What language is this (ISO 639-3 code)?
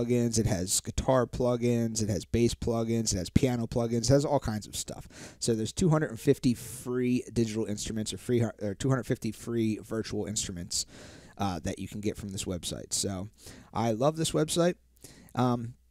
eng